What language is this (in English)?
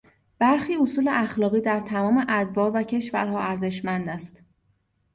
Persian